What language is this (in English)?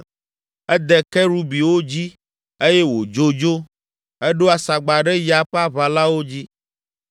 Ewe